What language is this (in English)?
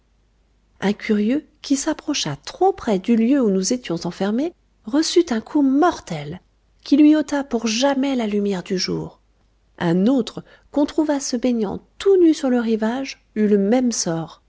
French